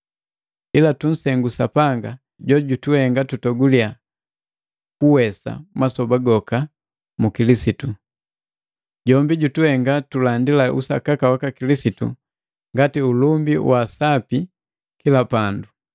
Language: Matengo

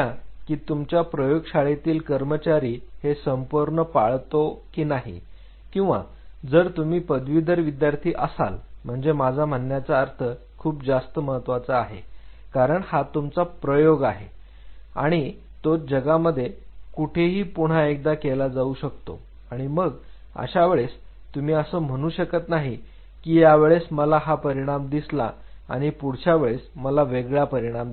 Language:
Marathi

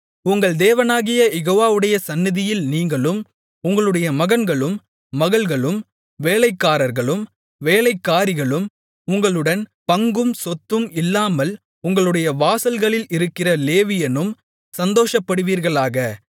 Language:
Tamil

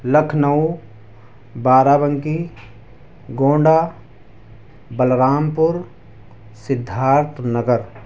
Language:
Urdu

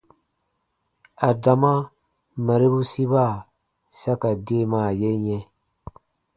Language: Baatonum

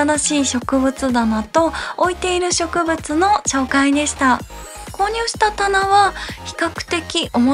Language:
Japanese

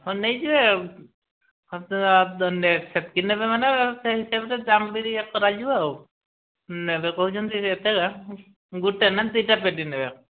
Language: Odia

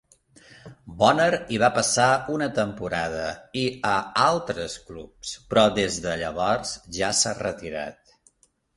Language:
Catalan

